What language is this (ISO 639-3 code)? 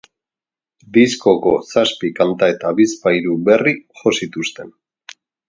eus